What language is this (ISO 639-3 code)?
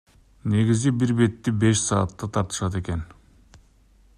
kir